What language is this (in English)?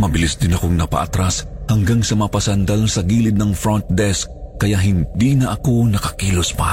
Filipino